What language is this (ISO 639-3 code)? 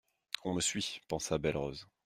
fra